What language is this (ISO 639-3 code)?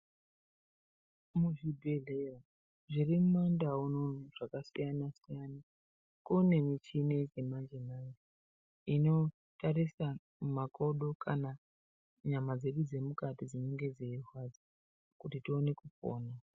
ndc